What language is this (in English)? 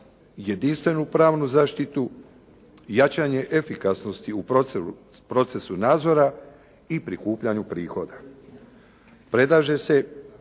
Croatian